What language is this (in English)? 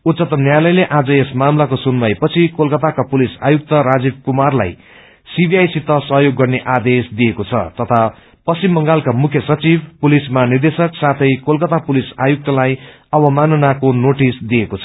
Nepali